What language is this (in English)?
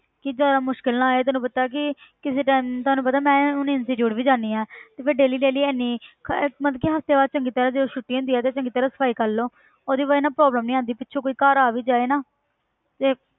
Punjabi